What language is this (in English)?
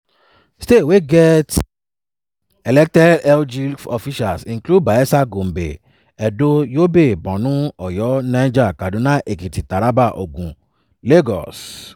Nigerian Pidgin